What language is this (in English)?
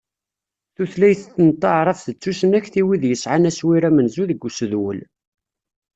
Kabyle